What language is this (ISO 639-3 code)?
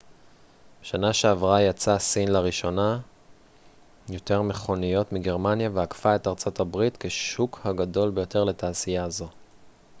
heb